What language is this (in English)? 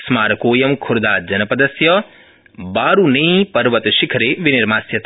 Sanskrit